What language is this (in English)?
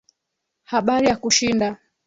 Swahili